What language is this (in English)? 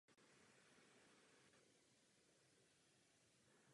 Czech